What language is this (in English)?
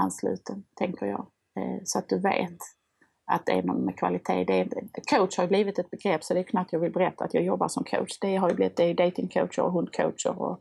Swedish